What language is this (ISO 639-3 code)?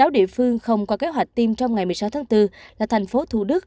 vie